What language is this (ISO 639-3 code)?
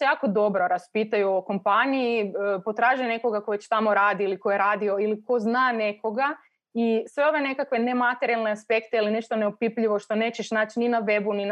hrv